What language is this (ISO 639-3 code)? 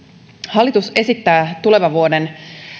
fin